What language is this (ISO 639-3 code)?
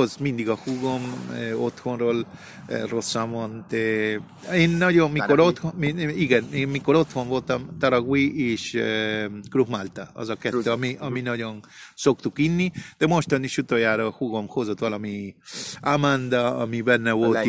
hun